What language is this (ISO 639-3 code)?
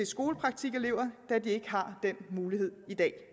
dan